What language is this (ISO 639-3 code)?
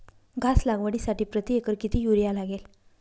mar